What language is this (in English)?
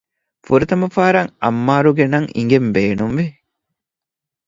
Divehi